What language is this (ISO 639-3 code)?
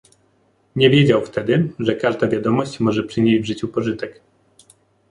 pol